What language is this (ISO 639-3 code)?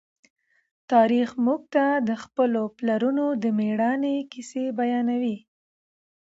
pus